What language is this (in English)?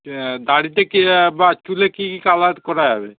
Bangla